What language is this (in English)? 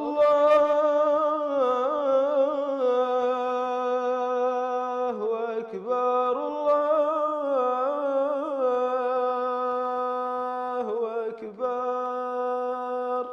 Arabic